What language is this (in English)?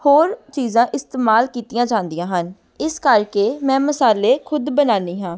Punjabi